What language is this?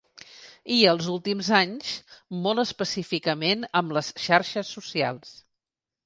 Catalan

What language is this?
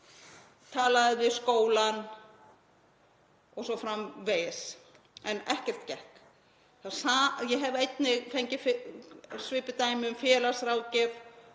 Icelandic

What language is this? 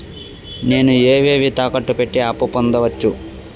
Telugu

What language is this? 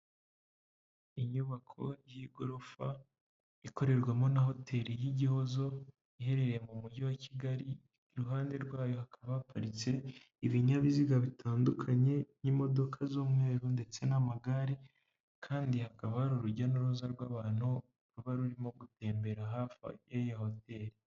Kinyarwanda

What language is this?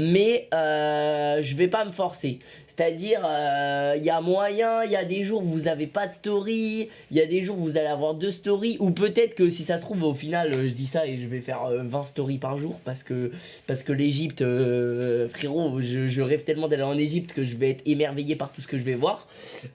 French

